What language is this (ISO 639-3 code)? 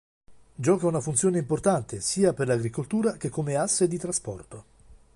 ita